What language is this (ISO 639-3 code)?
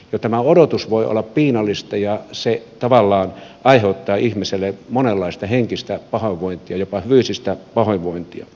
fin